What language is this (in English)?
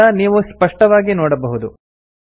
Kannada